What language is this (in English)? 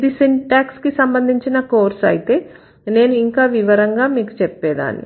Telugu